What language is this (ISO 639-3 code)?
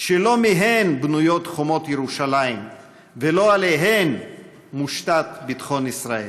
heb